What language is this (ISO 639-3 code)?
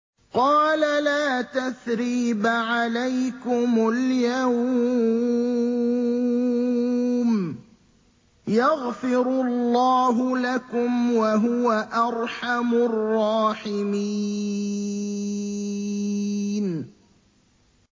ara